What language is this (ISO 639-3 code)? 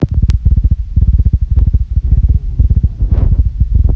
rus